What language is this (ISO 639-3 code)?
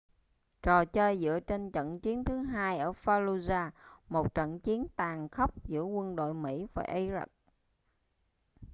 vie